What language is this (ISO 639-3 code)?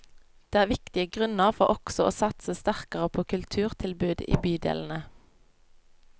nor